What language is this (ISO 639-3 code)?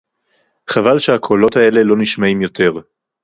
heb